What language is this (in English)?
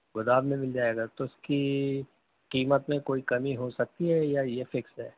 Urdu